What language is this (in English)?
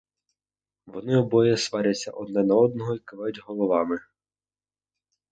Ukrainian